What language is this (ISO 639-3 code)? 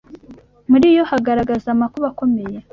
kin